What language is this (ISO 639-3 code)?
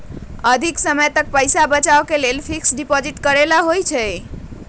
mag